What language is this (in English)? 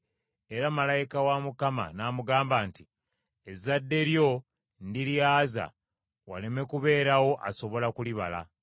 Ganda